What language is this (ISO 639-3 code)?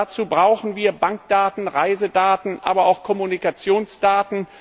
deu